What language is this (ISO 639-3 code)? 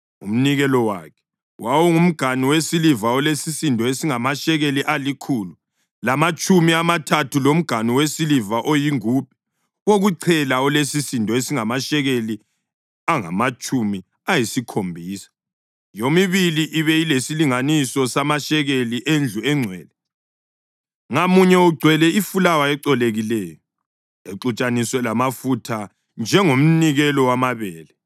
nde